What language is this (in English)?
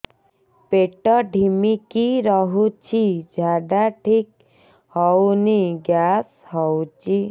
Odia